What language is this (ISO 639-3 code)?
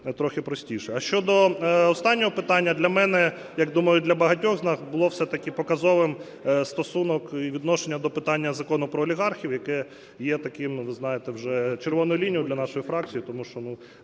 ukr